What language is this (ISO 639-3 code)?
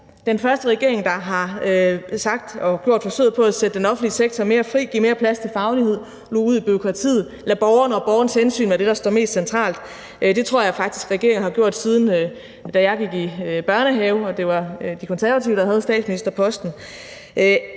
dan